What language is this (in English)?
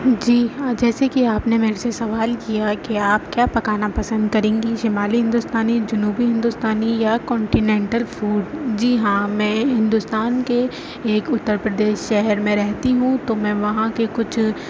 Urdu